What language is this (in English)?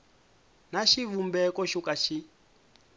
Tsonga